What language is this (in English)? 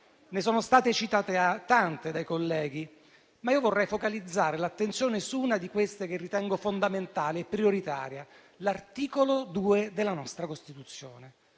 Italian